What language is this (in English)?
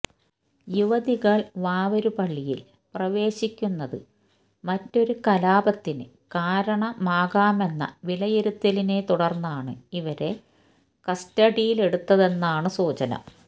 Malayalam